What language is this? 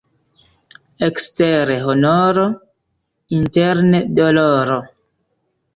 Esperanto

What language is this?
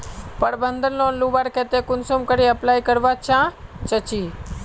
Magahi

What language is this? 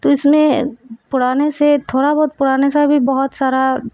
Urdu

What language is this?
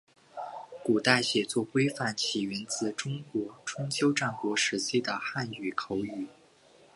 Chinese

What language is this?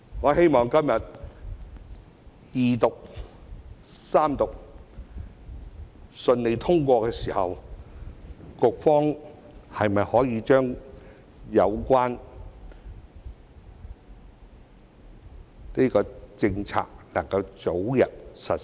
Cantonese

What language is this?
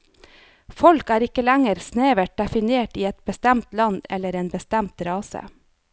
Norwegian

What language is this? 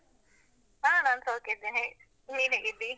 Kannada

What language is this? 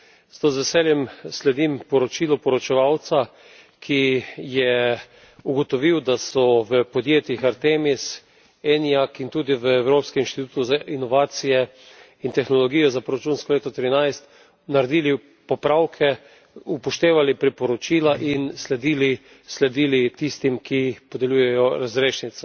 Slovenian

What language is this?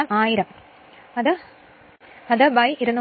Malayalam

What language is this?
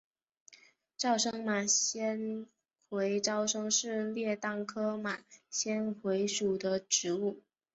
Chinese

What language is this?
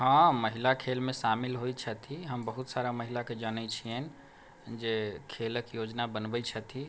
Maithili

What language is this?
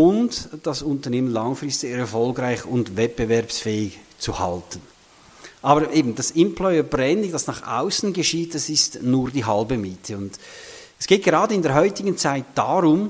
German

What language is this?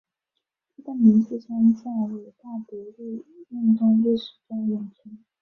Chinese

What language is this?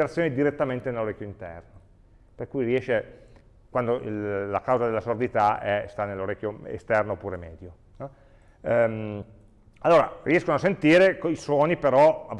Italian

